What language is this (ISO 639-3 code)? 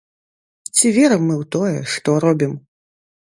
bel